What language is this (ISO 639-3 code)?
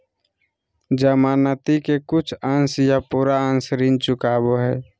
mag